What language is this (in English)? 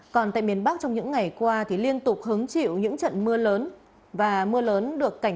Vietnamese